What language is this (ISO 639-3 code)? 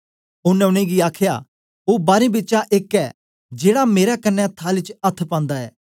doi